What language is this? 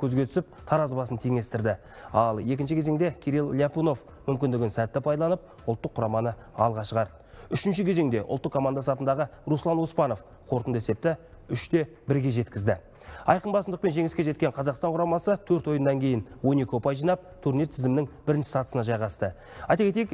Turkish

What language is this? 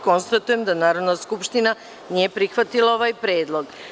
Serbian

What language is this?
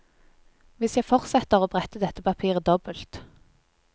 Norwegian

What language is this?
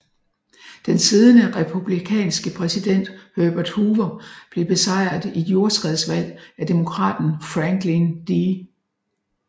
Danish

